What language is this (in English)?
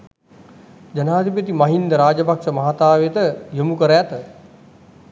Sinhala